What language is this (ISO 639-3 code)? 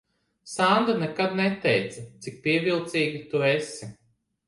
lav